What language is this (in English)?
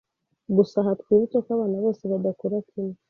Kinyarwanda